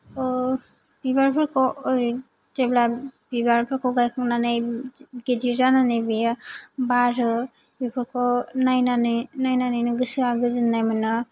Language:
Bodo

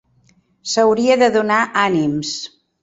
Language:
Catalan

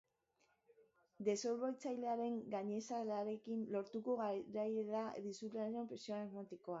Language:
Basque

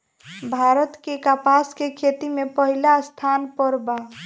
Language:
Bhojpuri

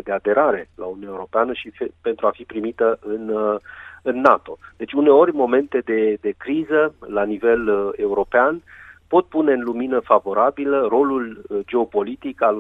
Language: Romanian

